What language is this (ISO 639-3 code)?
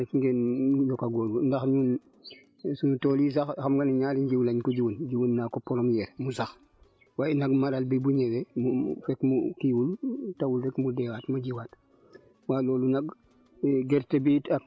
wol